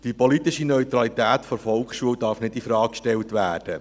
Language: Swiss German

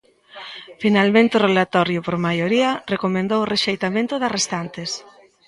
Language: Galician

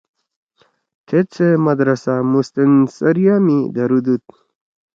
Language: Torwali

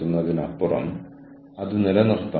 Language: Malayalam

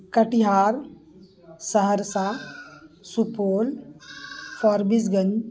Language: Urdu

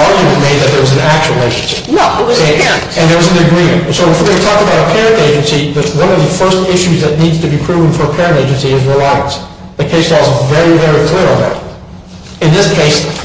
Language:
English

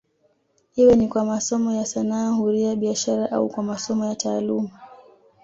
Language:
Swahili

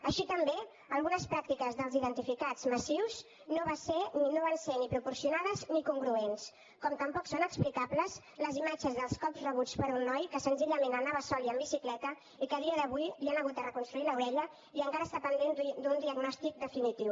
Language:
Catalan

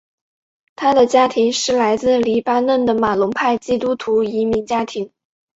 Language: Chinese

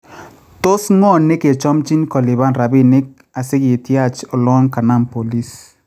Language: Kalenjin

